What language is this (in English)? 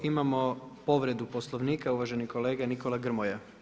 Croatian